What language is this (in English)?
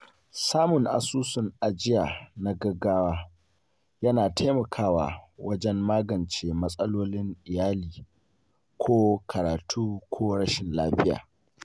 Hausa